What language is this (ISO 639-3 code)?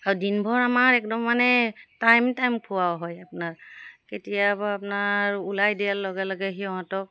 asm